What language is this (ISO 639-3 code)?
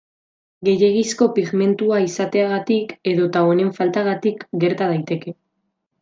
eus